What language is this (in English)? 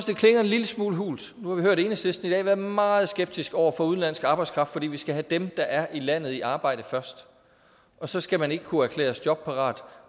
Danish